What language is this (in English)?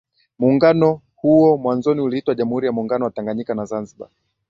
Swahili